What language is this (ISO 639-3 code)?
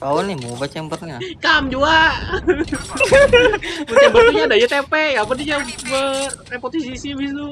ind